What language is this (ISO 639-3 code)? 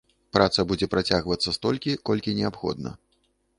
bel